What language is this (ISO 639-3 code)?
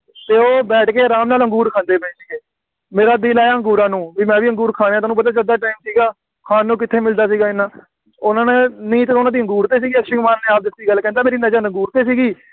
pan